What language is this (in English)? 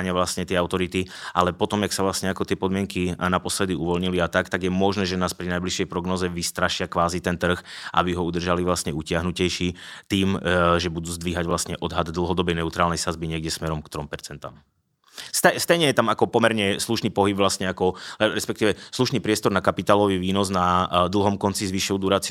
Czech